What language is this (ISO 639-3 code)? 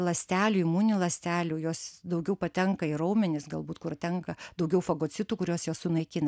lit